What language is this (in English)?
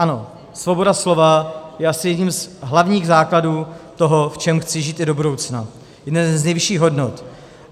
Czech